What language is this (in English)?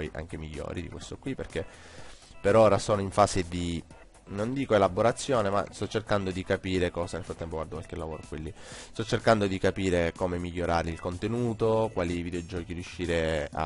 Italian